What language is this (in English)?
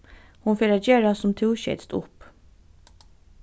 Faroese